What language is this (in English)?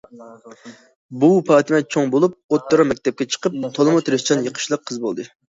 Uyghur